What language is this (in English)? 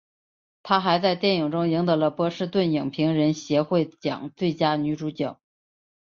Chinese